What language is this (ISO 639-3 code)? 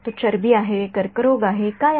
mar